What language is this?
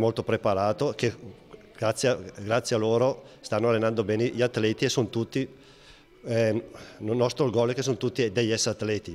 Italian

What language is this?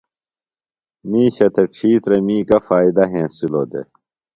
Phalura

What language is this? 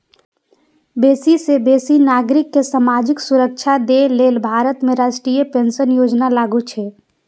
Maithili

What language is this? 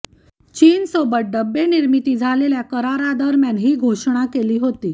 Marathi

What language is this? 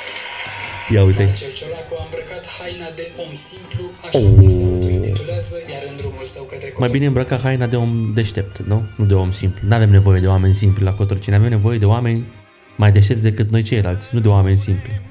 Romanian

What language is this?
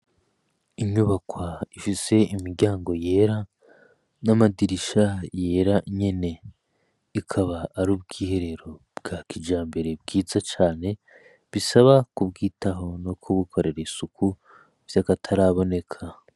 Rundi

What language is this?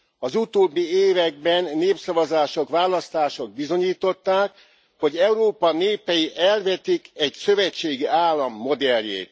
Hungarian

